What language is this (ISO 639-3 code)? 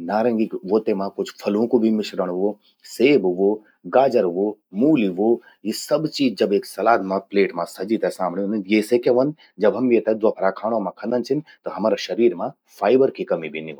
gbm